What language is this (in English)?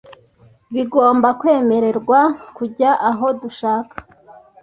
Kinyarwanda